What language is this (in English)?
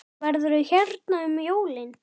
Icelandic